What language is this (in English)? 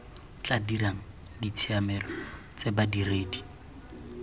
Tswana